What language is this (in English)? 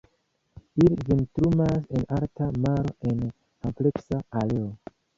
Esperanto